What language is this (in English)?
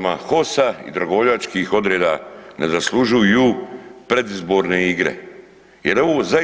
Croatian